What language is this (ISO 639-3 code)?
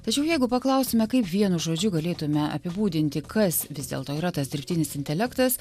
lit